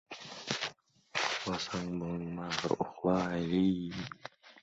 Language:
Uzbek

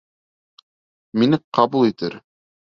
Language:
Bashkir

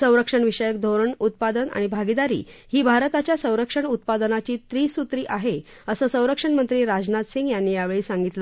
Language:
Marathi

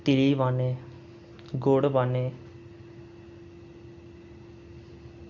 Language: Dogri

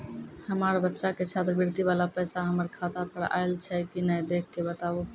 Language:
Maithili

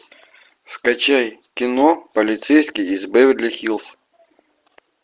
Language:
Russian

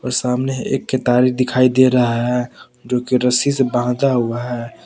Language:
Hindi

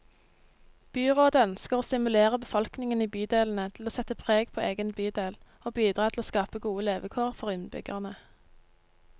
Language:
Norwegian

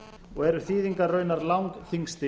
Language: Icelandic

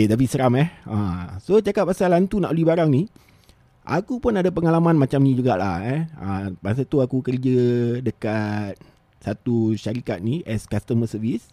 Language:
Malay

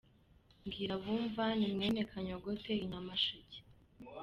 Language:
Kinyarwanda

